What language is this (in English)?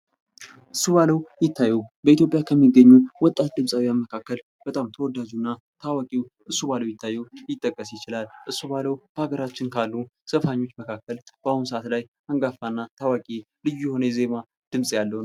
Amharic